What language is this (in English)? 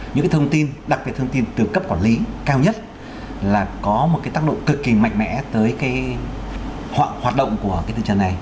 Vietnamese